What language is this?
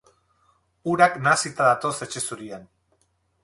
Basque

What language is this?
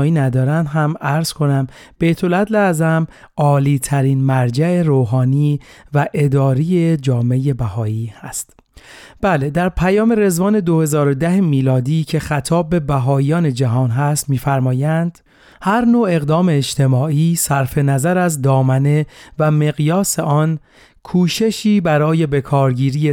Persian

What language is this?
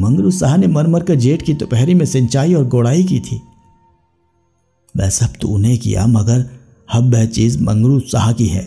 Hindi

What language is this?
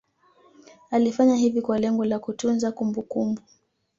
Swahili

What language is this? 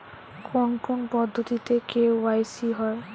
Bangla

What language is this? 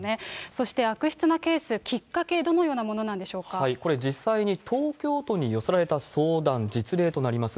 Japanese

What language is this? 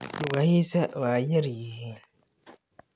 Somali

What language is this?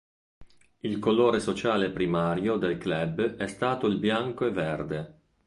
Italian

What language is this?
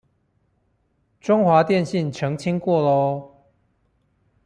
Chinese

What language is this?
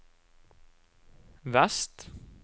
Norwegian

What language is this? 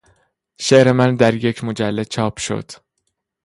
Persian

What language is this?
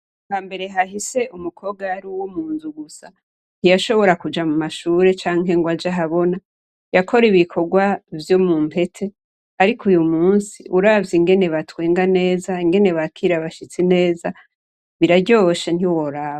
Rundi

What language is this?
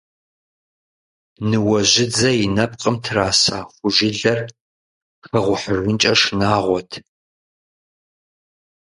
Kabardian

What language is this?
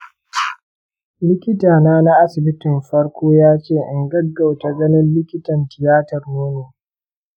Hausa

